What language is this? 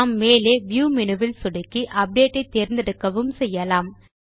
Tamil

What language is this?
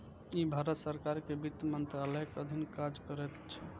Maithili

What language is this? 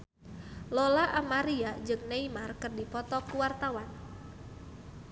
Sundanese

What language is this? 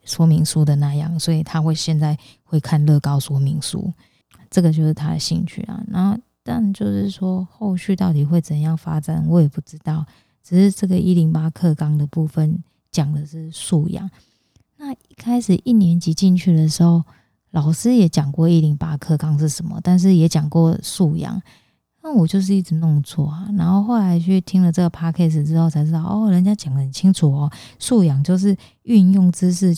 Chinese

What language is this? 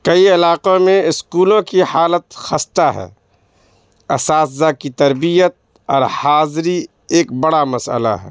Urdu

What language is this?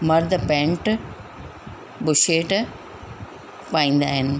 Sindhi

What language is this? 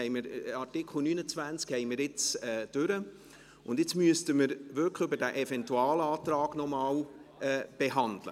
Swiss German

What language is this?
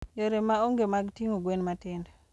Luo (Kenya and Tanzania)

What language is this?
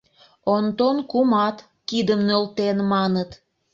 Mari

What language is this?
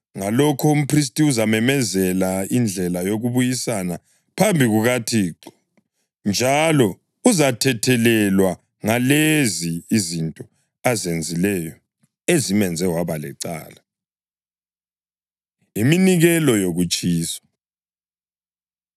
North Ndebele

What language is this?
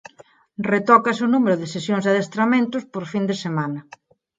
Galician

